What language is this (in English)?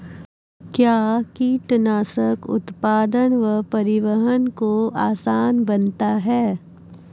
Maithili